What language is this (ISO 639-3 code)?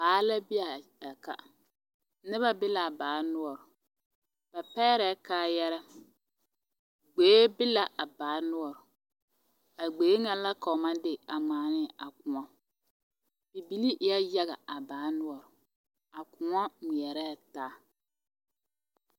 dga